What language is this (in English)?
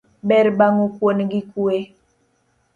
Luo (Kenya and Tanzania)